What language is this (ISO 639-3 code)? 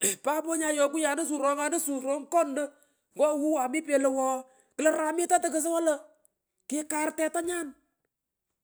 pko